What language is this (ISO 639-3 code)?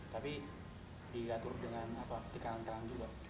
ind